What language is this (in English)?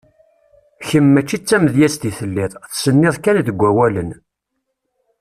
Kabyle